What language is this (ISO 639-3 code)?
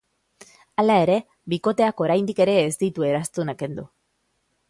eus